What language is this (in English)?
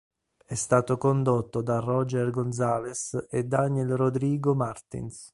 Italian